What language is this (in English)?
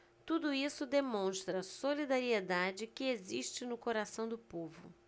Portuguese